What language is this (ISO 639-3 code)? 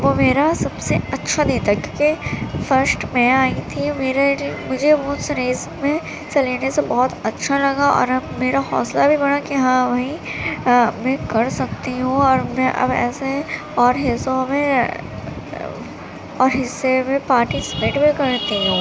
urd